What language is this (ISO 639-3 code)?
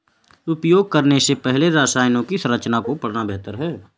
hin